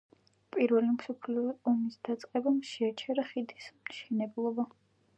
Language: Georgian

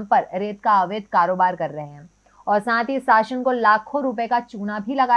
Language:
Hindi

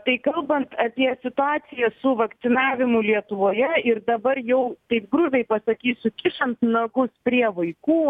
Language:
Lithuanian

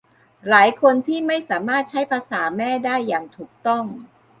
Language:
Thai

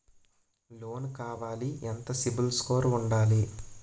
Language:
Telugu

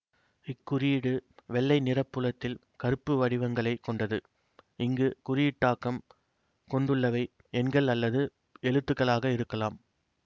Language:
Tamil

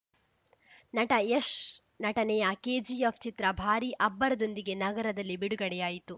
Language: Kannada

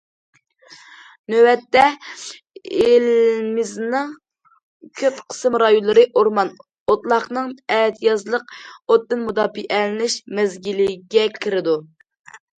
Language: Uyghur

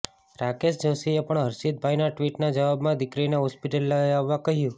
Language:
Gujarati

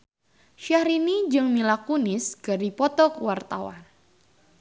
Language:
Sundanese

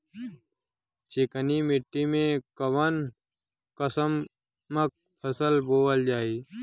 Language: Bhojpuri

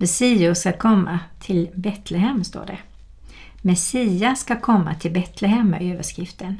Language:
Swedish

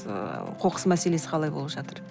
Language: Kazakh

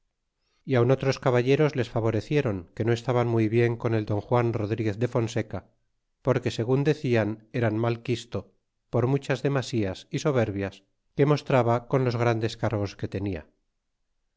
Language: Spanish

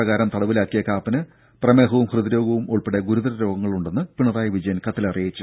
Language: Malayalam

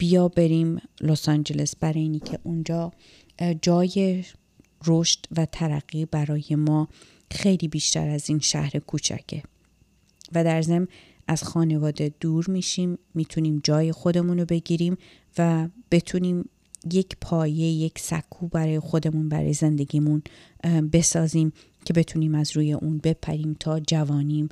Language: Persian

